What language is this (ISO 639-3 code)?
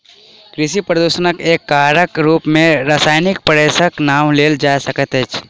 mai